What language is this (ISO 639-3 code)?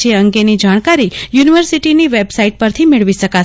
guj